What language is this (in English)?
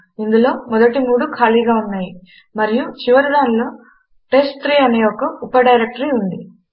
Telugu